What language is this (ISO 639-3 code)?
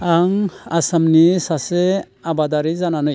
brx